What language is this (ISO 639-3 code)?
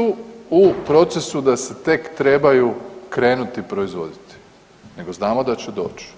hrv